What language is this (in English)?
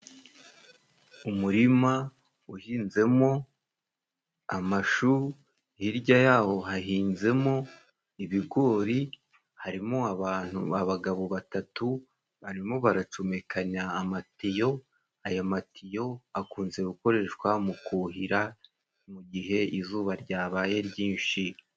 Kinyarwanda